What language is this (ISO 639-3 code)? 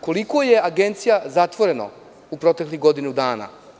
srp